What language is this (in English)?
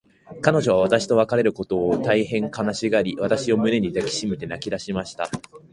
Japanese